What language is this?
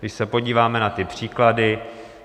Czech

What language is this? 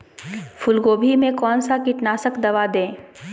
Magahi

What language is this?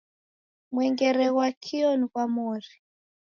Taita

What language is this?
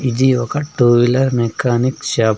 Telugu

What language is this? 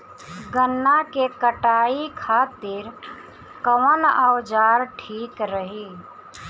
Bhojpuri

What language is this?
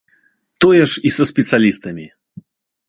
Belarusian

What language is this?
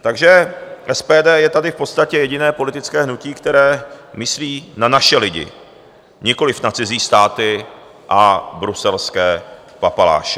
Czech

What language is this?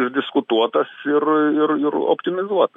Lithuanian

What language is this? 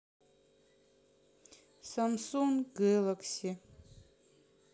Russian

